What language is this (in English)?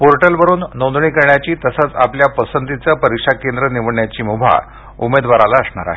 Marathi